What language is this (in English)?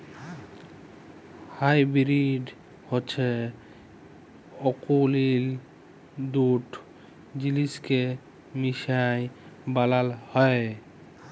Bangla